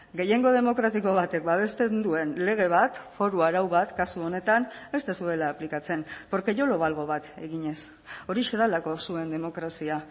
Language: Basque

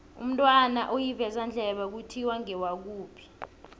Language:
South Ndebele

